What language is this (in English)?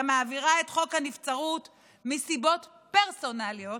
Hebrew